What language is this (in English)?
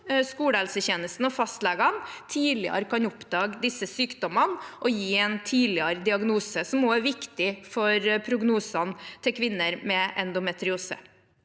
Norwegian